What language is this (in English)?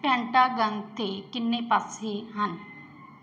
Punjabi